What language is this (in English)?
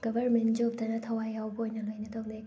Manipuri